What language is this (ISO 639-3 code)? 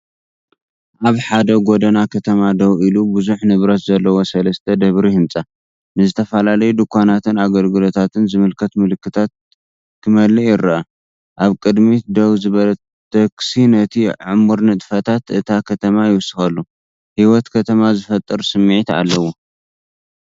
tir